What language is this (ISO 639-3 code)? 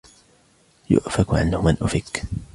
ara